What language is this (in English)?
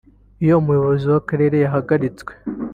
Kinyarwanda